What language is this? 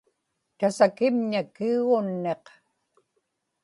Inupiaq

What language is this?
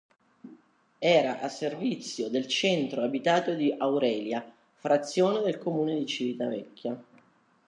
Italian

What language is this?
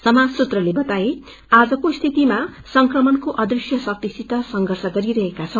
Nepali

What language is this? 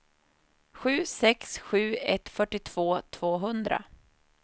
Swedish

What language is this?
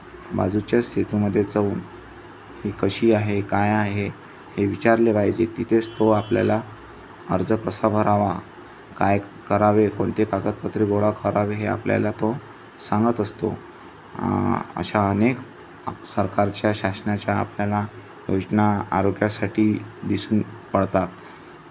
Marathi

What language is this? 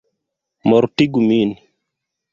Esperanto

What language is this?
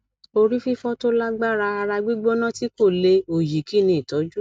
Yoruba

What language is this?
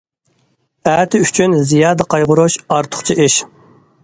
Uyghur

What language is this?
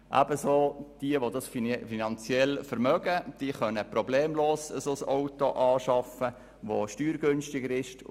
Swiss German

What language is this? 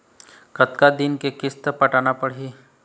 Chhattisgarhi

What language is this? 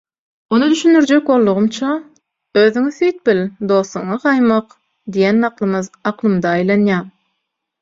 Turkmen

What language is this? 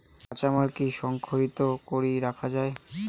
Bangla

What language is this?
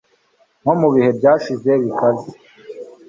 Kinyarwanda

